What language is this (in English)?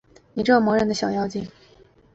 Chinese